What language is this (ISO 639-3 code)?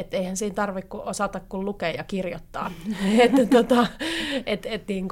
fin